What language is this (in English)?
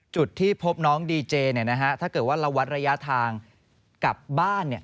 Thai